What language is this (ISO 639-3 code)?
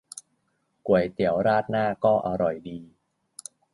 tha